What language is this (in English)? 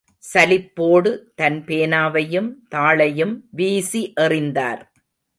Tamil